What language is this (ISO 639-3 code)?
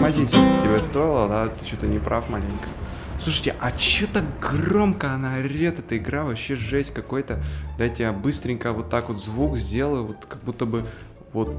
rus